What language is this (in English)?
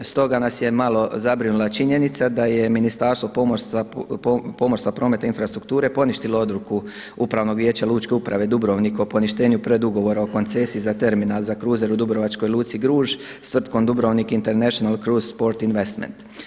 Croatian